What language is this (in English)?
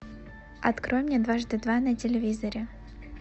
Russian